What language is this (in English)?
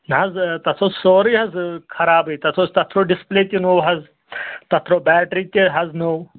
Kashmiri